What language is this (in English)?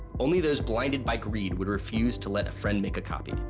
English